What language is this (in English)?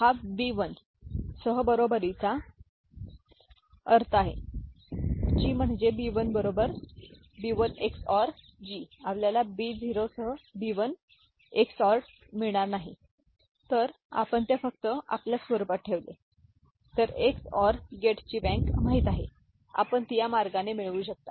Marathi